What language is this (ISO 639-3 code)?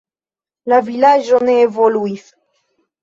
epo